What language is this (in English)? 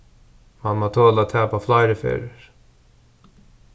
Faroese